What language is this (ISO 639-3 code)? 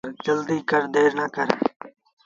sbn